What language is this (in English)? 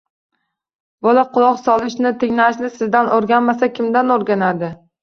Uzbek